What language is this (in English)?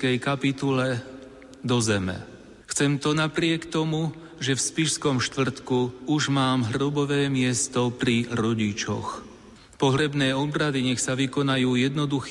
Slovak